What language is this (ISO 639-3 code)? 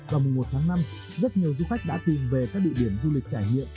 vie